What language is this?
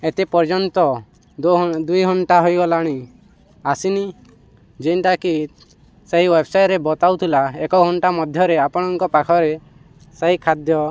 Odia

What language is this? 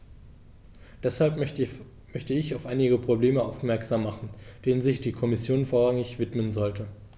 German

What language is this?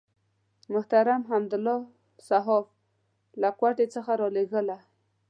Pashto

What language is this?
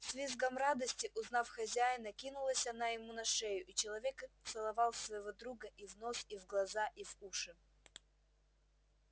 Russian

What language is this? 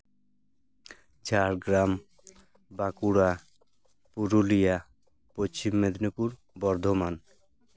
Santali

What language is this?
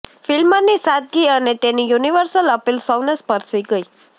Gujarati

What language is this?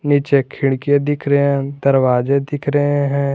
Hindi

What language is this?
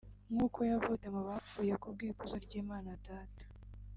Kinyarwanda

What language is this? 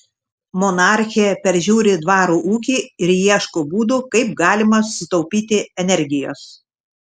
Lithuanian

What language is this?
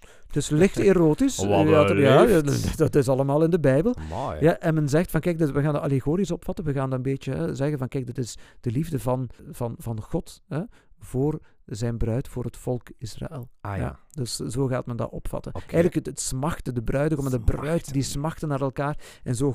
Dutch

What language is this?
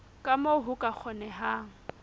Southern Sotho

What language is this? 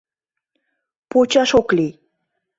Mari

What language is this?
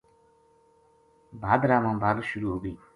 Gujari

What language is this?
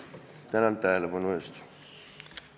Estonian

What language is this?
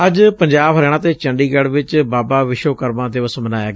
Punjabi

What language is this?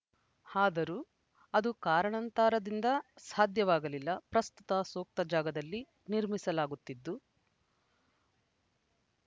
Kannada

